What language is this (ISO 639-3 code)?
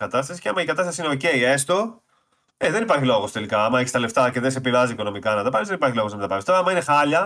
ell